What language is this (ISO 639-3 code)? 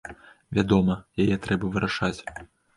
bel